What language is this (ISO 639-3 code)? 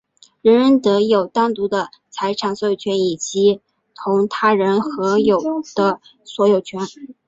zho